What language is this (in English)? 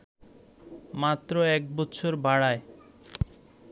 Bangla